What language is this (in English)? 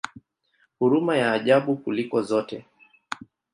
Swahili